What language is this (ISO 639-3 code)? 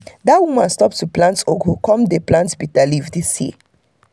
pcm